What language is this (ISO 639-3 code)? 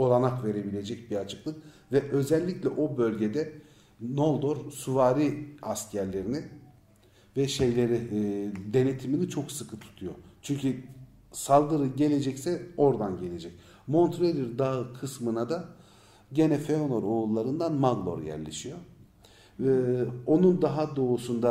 tur